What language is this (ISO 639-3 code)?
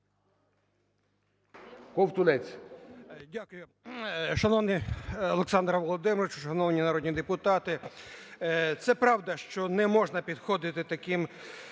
ukr